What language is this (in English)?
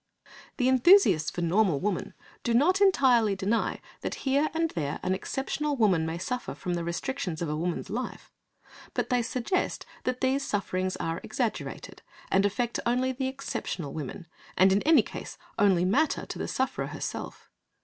English